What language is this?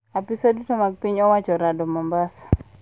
Luo (Kenya and Tanzania)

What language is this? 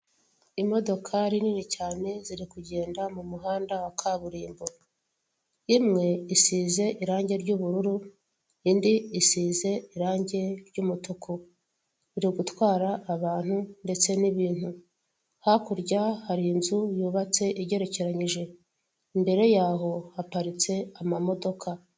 Kinyarwanda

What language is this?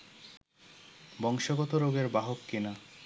Bangla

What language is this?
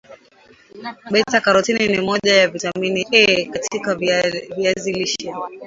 Swahili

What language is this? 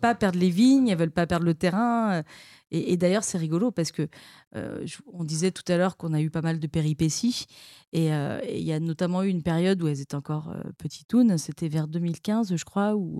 French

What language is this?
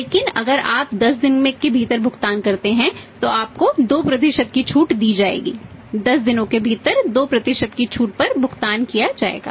Hindi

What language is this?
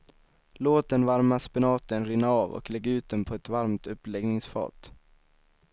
Swedish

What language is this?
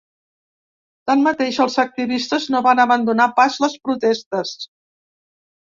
Catalan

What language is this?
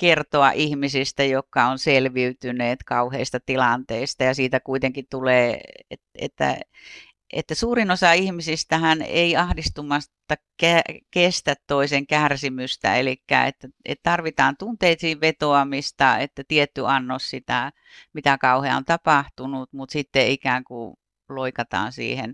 Finnish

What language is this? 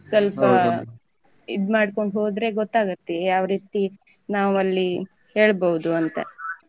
Kannada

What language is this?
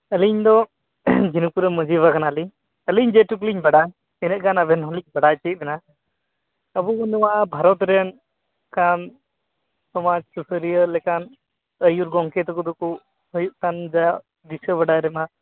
Santali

